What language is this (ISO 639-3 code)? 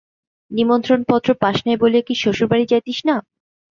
ben